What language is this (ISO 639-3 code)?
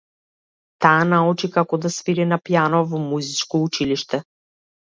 mkd